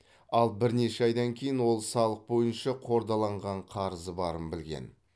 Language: Kazakh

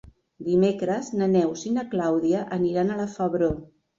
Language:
Catalan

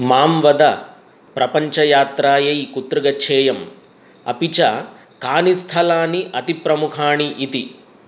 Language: Sanskrit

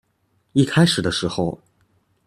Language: Chinese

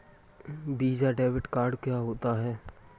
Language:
Hindi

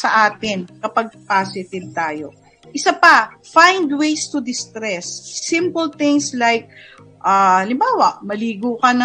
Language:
Filipino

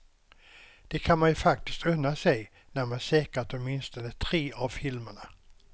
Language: Swedish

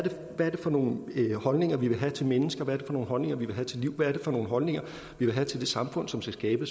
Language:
Danish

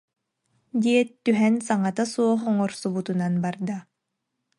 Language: Yakut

